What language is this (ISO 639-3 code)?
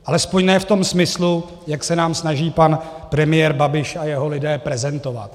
ces